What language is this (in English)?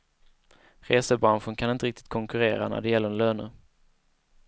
Swedish